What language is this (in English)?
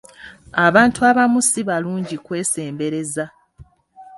Ganda